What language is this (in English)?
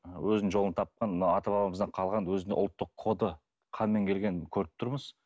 Kazakh